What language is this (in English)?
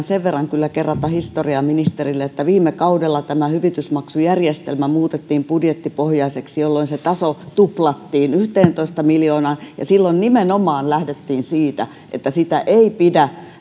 Finnish